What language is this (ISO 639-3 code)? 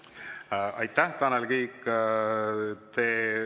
est